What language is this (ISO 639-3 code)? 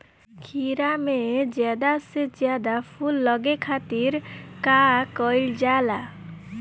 bho